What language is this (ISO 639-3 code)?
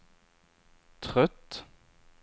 swe